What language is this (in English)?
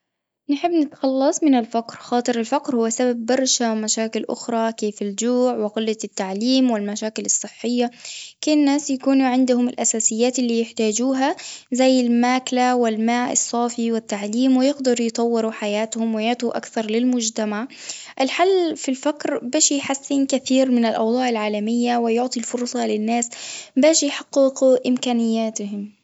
Tunisian Arabic